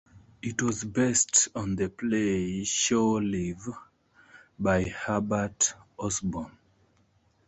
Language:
English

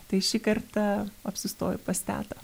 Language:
Lithuanian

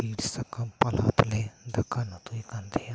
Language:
Santali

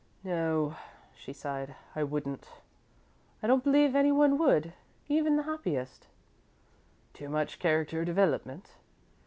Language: English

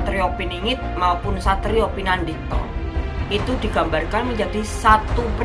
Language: Indonesian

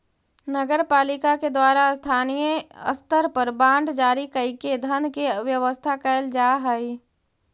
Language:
Magahi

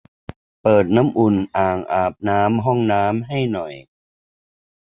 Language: Thai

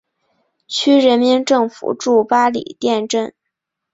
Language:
Chinese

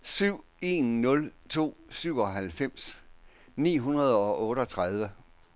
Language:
Danish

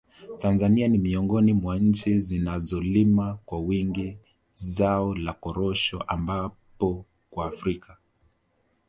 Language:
Swahili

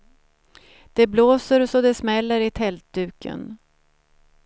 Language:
Swedish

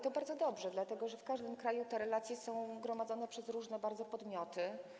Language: Polish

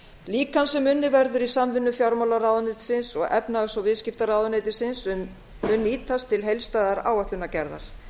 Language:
Icelandic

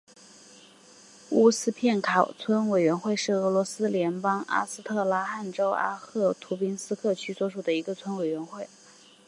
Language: Chinese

